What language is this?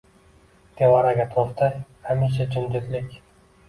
Uzbek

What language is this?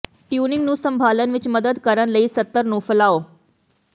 Punjabi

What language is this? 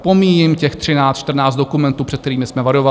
Czech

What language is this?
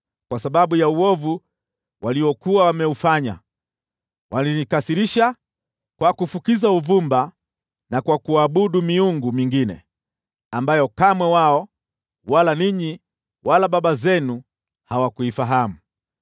Swahili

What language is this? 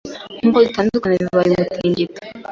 Kinyarwanda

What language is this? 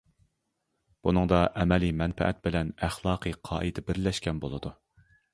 Uyghur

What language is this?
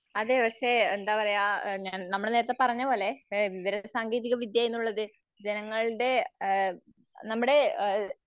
Malayalam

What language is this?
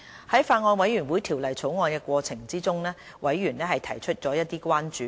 Cantonese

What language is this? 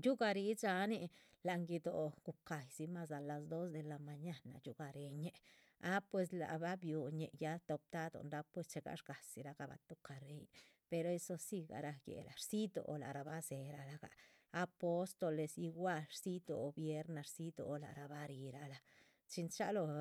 Chichicapan Zapotec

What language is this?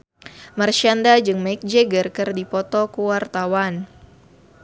Sundanese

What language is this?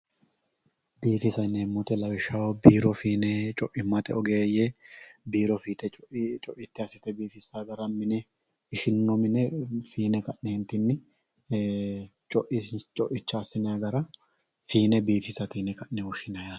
Sidamo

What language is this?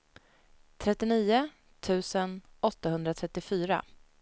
Swedish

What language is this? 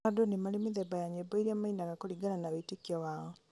Kikuyu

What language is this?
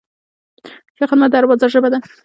Pashto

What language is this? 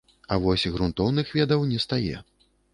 Belarusian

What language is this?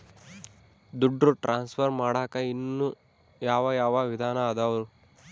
Kannada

